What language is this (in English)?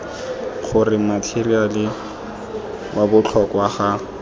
Tswana